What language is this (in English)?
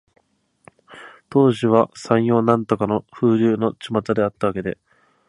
Japanese